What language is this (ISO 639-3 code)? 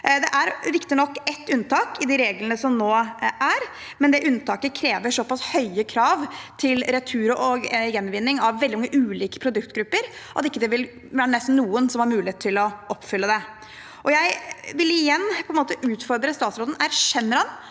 nor